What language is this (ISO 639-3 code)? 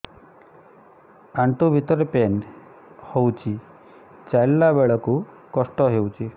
ori